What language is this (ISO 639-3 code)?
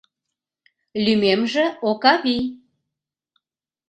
chm